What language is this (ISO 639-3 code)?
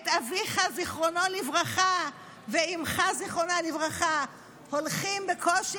heb